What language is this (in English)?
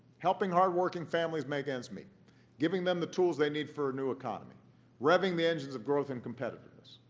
English